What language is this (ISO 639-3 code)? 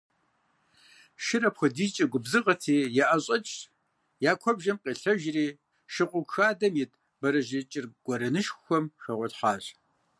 kbd